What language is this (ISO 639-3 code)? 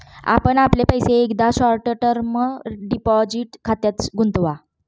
mar